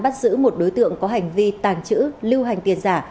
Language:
Vietnamese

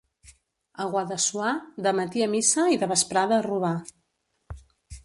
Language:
Catalan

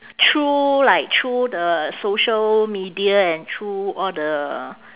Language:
English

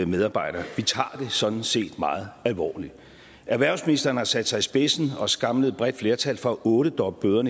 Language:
Danish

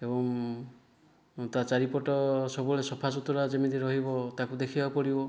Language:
Odia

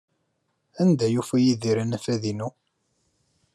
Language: Kabyle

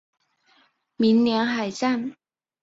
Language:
Chinese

